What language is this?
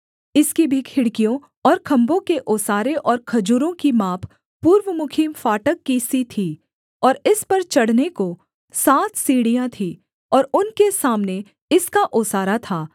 Hindi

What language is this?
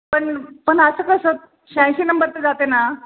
Marathi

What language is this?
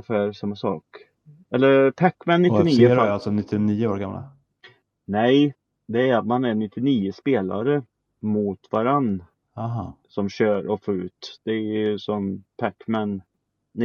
Swedish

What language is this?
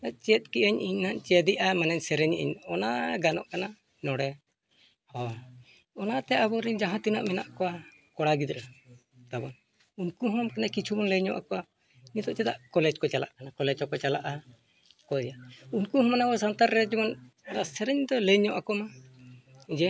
Santali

